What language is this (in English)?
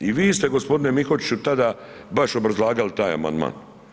Croatian